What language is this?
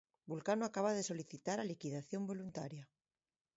Galician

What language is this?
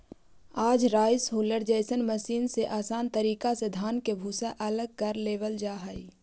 Magahi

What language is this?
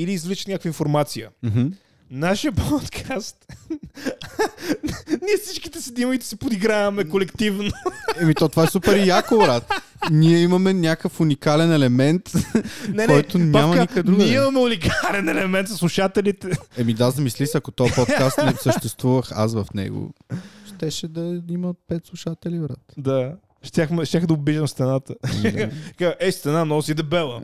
Bulgarian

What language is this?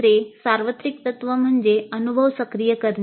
Marathi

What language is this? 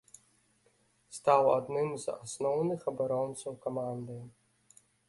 Belarusian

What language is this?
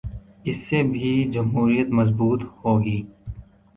Urdu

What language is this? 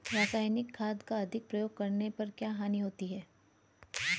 Hindi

